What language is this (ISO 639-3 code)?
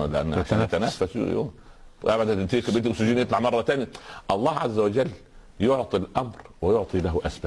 ara